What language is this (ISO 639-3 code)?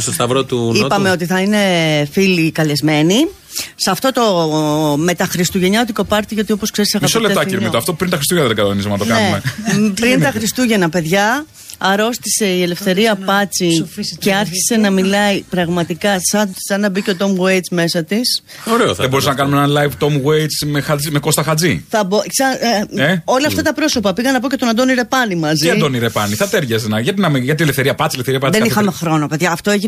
ell